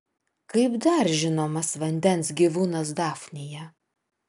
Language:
Lithuanian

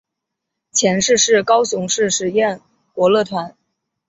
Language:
Chinese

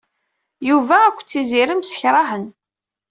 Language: Kabyle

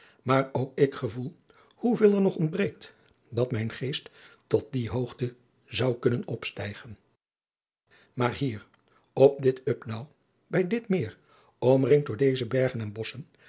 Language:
Dutch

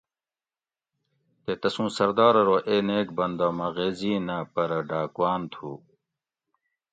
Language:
Gawri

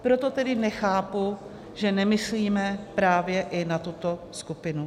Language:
Czech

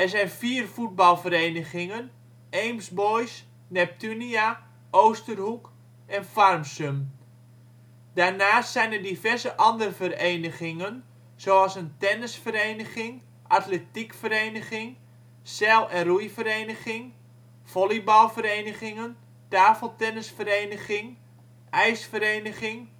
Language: Dutch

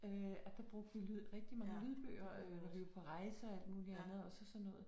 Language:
Danish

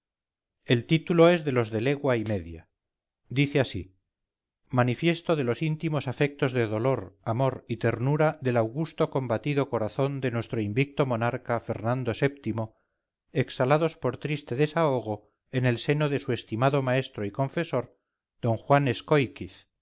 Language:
Spanish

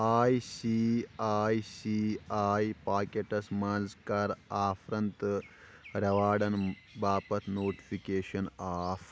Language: Kashmiri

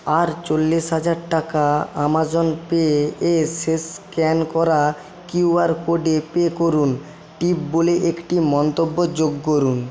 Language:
Bangla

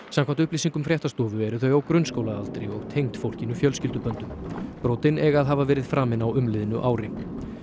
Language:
Icelandic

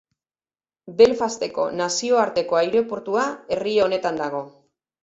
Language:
Basque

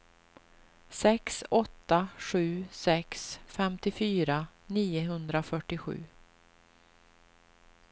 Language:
Swedish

